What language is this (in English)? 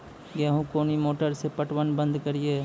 Maithili